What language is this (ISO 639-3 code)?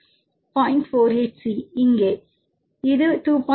tam